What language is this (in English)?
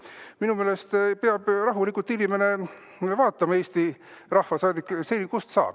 Estonian